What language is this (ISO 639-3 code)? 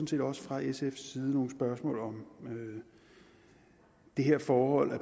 dan